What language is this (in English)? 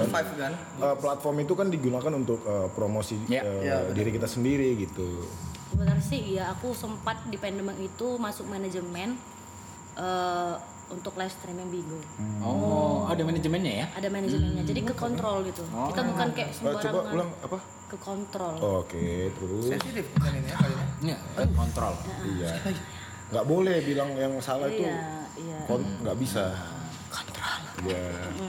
Indonesian